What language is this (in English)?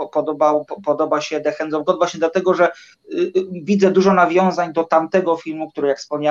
Polish